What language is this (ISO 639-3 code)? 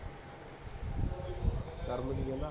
pan